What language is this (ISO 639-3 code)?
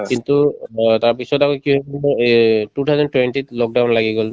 asm